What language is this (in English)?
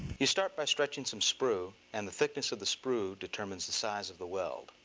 English